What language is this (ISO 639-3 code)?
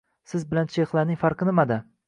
uzb